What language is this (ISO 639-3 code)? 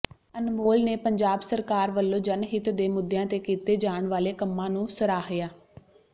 pan